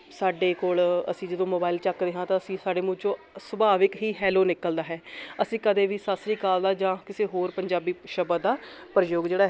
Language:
Punjabi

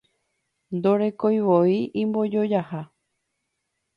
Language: Guarani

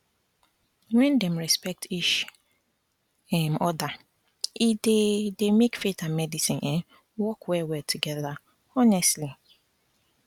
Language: Nigerian Pidgin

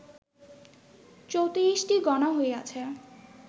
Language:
Bangla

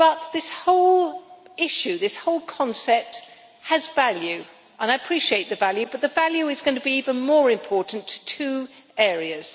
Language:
English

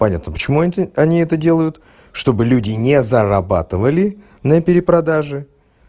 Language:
Russian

